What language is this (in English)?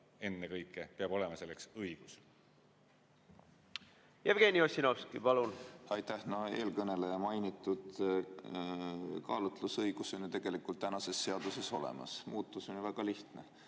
Estonian